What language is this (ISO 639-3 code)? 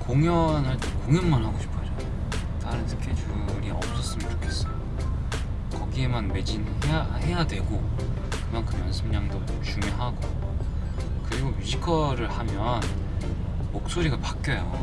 kor